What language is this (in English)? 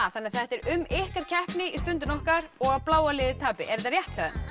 Icelandic